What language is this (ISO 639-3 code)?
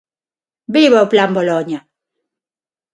glg